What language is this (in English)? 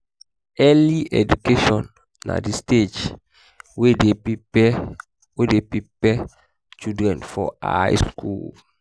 Nigerian Pidgin